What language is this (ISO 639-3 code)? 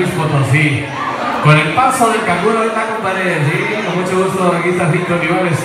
spa